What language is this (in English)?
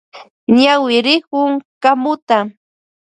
Loja Highland Quichua